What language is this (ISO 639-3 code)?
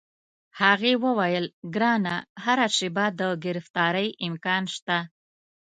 pus